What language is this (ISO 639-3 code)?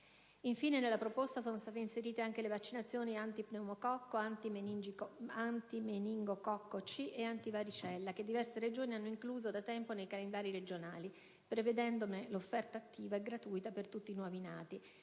ita